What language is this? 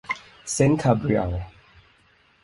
Thai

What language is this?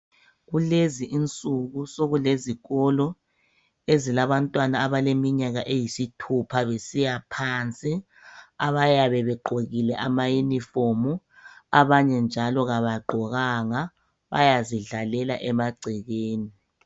North Ndebele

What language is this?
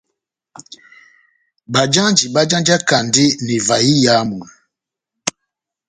Batanga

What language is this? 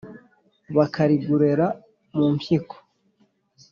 Kinyarwanda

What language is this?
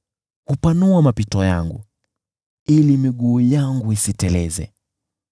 Swahili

